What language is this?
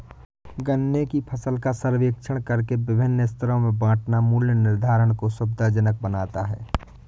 Hindi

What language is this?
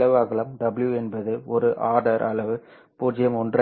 Tamil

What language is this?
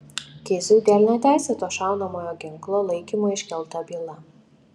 Lithuanian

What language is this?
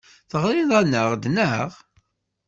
Kabyle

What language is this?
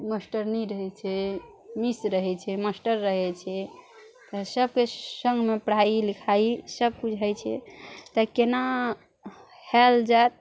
Maithili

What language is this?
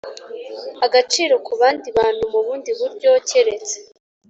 Kinyarwanda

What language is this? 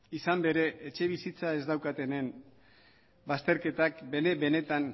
Basque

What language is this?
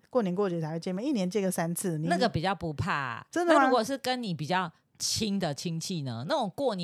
Chinese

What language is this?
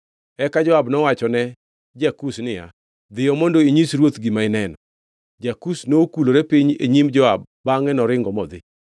Luo (Kenya and Tanzania)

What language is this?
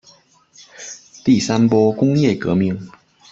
Chinese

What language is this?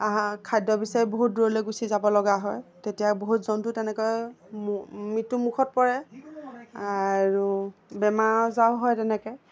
Assamese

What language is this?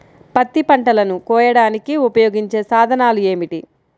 Telugu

